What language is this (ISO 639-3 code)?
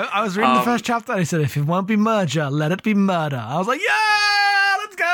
eng